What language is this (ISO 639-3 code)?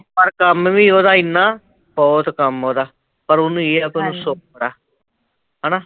pan